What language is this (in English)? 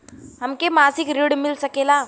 Bhojpuri